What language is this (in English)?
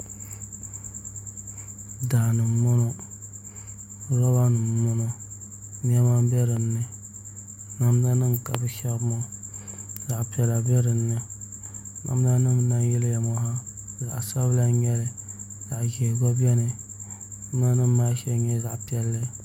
Dagbani